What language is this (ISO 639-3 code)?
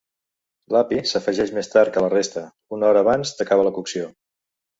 cat